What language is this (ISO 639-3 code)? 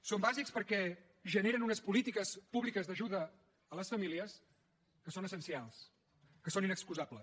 cat